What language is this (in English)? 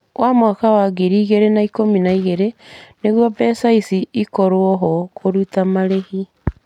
Kikuyu